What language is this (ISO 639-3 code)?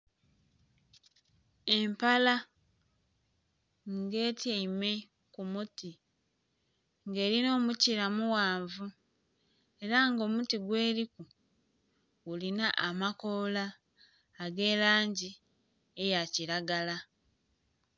xog